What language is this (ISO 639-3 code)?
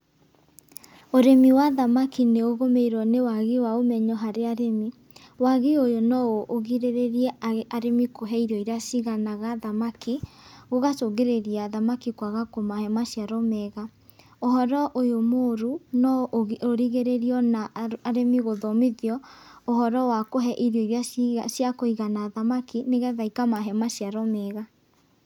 kik